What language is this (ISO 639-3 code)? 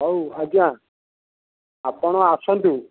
ori